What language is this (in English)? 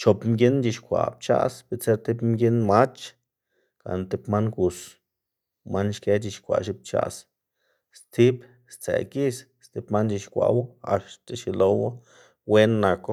Xanaguía Zapotec